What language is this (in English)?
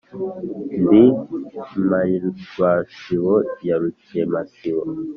Kinyarwanda